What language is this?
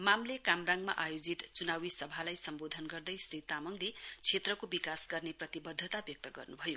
Nepali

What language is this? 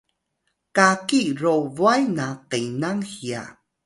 Atayal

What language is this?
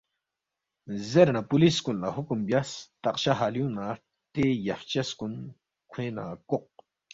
Balti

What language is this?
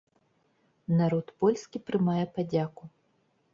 Belarusian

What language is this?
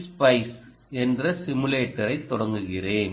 Tamil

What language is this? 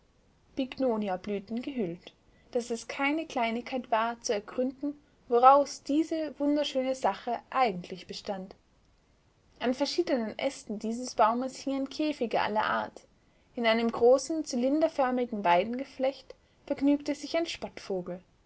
German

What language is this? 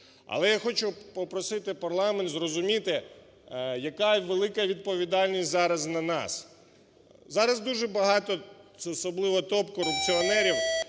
Ukrainian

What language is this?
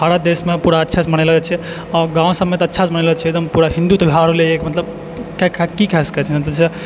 Maithili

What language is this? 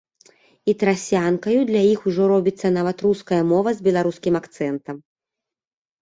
Belarusian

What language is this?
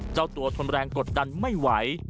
Thai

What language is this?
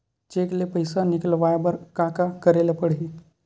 Chhattisgarhi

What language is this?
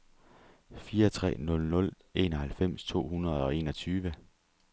Danish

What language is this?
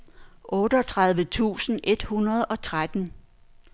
Danish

